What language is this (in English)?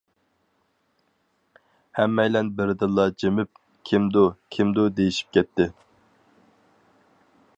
Uyghur